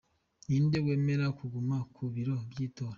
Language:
Kinyarwanda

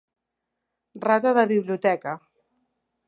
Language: Catalan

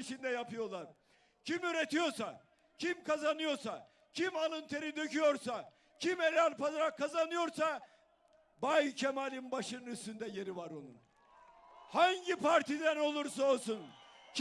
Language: Turkish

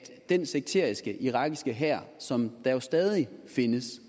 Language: Danish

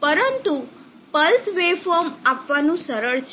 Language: Gujarati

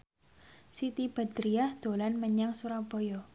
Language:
Javanese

